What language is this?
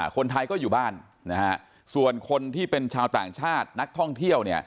Thai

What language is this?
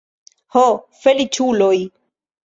Esperanto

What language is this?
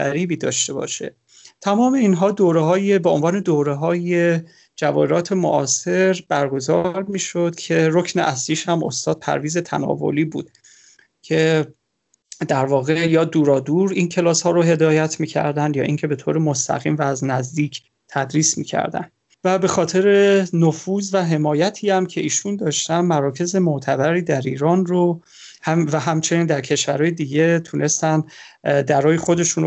Persian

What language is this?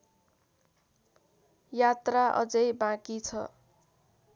Nepali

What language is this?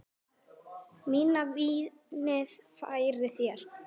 Icelandic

